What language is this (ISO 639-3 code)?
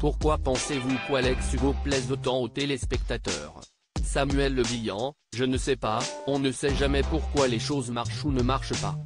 fra